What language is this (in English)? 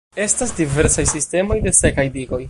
Esperanto